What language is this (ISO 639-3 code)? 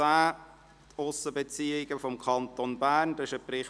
gsw